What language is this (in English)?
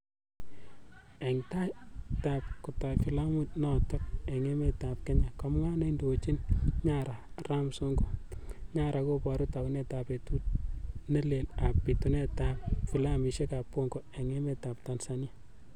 Kalenjin